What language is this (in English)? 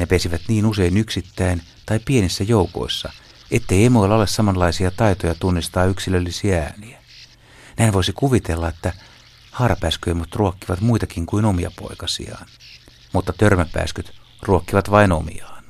Finnish